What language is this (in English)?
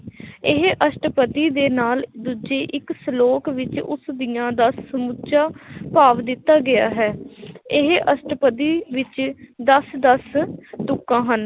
Punjabi